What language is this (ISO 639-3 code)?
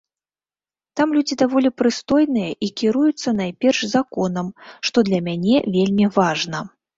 bel